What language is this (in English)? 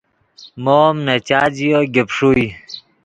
Yidgha